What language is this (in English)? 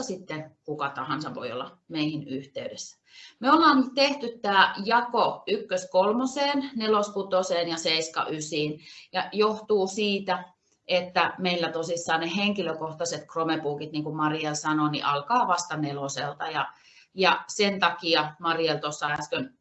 Finnish